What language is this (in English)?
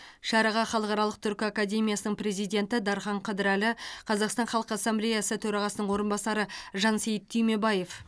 Kazakh